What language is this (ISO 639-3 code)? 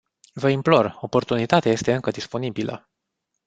ron